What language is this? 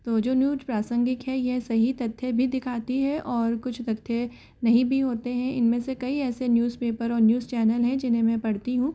Hindi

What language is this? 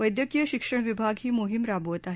Marathi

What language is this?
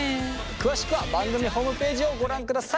Japanese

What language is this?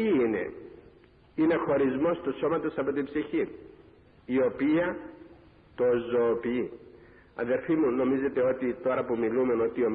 Greek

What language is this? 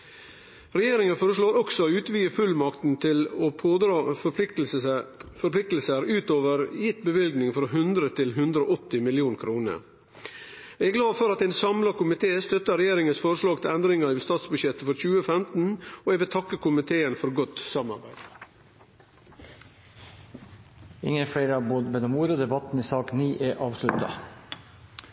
Norwegian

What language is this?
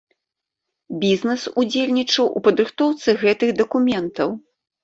Belarusian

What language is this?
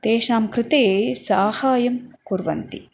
Sanskrit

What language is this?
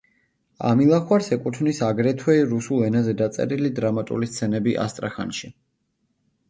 Georgian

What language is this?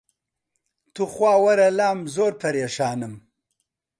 Central Kurdish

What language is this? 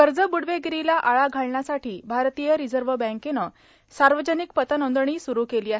Marathi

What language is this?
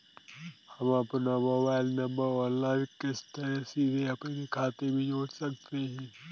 Hindi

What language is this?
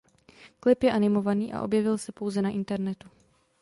Czech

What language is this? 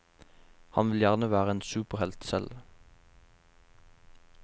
Norwegian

